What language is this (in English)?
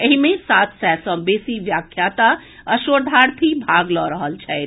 Maithili